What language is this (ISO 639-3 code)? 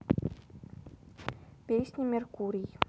rus